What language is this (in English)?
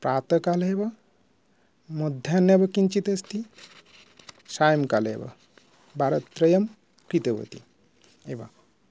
Sanskrit